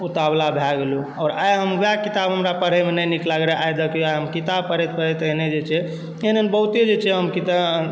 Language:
Maithili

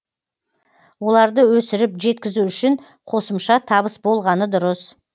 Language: Kazakh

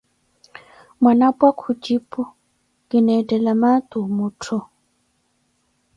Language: Koti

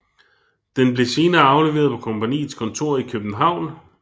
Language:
Danish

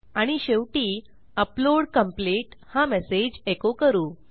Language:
Marathi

